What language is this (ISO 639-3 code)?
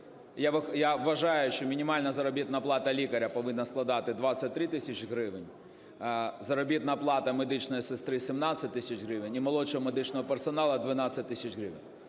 ukr